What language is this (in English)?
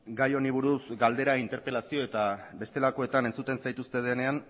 Basque